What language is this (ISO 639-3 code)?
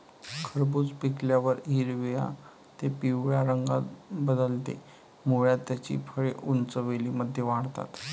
mar